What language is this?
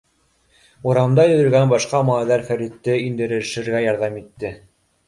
Bashkir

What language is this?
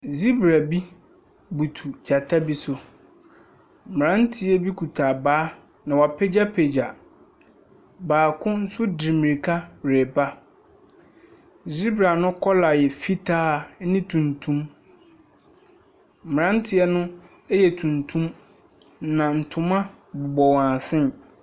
Akan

